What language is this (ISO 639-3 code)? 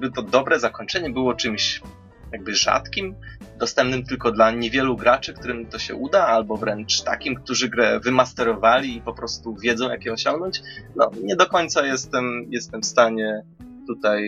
pol